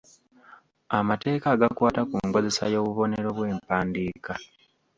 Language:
Ganda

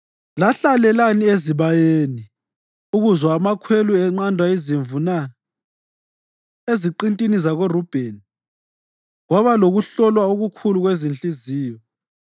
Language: North Ndebele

